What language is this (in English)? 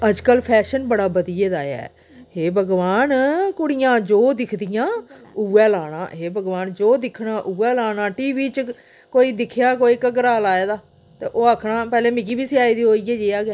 Dogri